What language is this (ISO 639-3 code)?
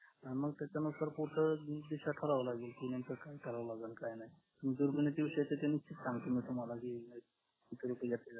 mar